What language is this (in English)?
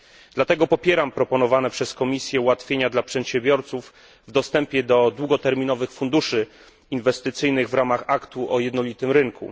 Polish